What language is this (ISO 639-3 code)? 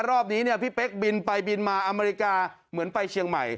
tha